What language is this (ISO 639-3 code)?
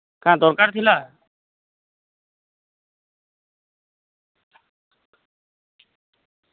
ori